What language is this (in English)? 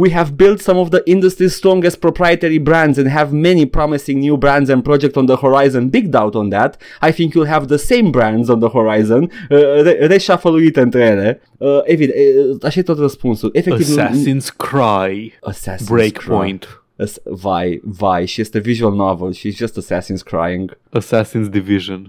Romanian